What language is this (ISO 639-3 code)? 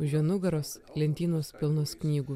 lit